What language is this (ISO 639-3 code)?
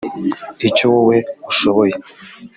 kin